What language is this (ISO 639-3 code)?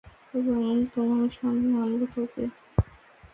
ben